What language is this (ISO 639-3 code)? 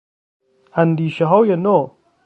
fas